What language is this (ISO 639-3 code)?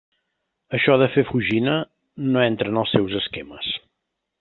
cat